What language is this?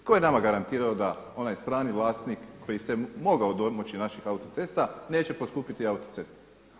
Croatian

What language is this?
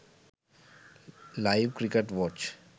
Sinhala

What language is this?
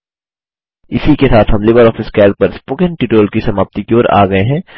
Hindi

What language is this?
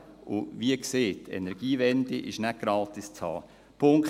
Swiss German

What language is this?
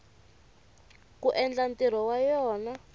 Tsonga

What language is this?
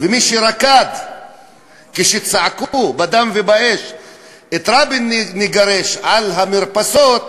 Hebrew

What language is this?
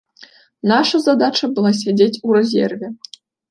Belarusian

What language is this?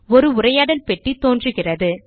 Tamil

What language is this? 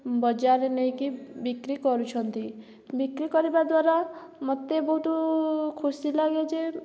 Odia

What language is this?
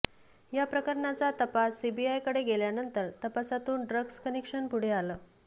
Marathi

